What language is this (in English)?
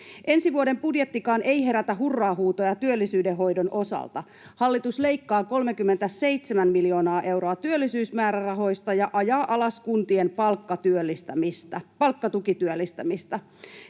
Finnish